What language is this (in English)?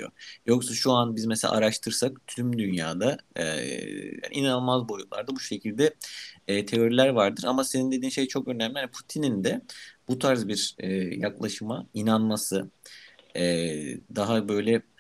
Turkish